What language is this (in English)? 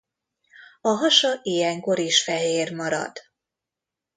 Hungarian